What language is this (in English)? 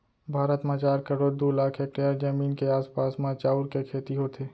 Chhattisgarhi